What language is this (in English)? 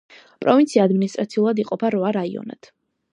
Georgian